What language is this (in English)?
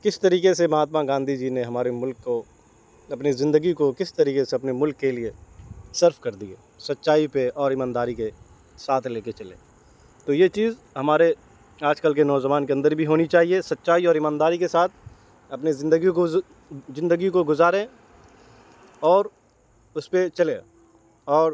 Urdu